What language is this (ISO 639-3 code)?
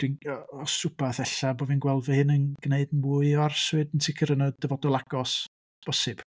cym